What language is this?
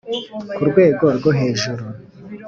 Kinyarwanda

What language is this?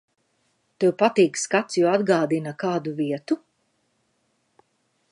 Latvian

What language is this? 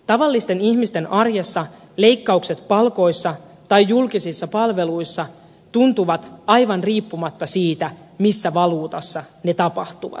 Finnish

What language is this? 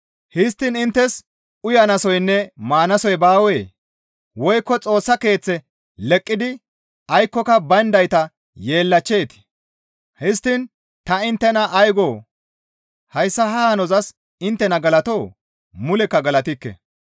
Gamo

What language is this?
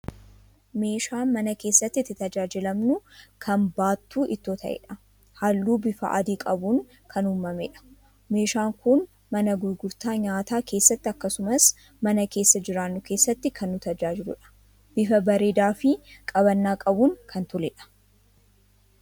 Oromo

